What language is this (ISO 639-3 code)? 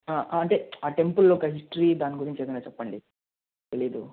tel